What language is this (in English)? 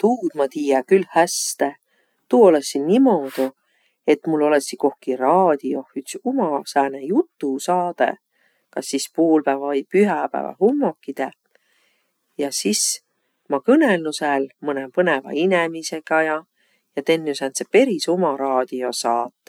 Võro